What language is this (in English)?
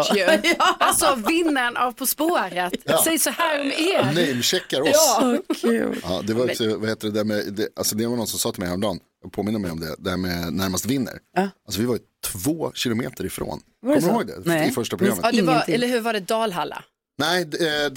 Swedish